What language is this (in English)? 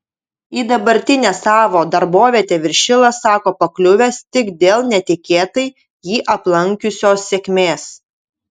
Lithuanian